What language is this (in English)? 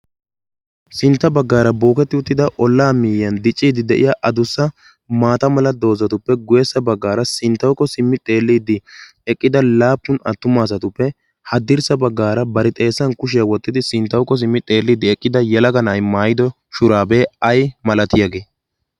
Wolaytta